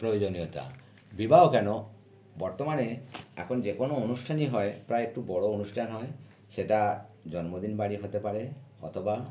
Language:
Bangla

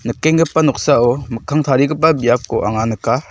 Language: Garo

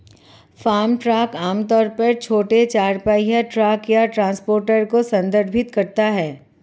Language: Hindi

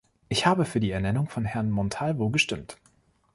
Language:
German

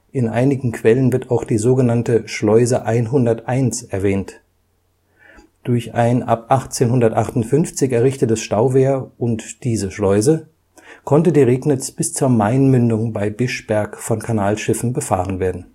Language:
German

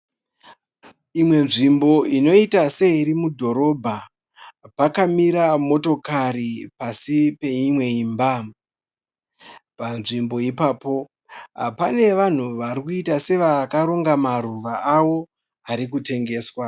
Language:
Shona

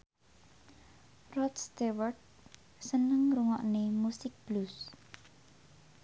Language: Javanese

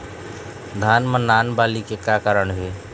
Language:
Chhattisgarhi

